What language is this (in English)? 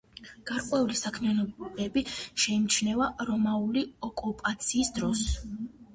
Georgian